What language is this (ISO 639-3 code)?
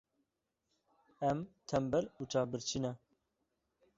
kur